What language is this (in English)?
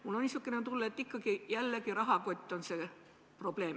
Estonian